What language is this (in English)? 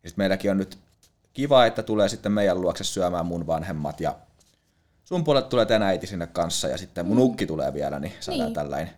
Finnish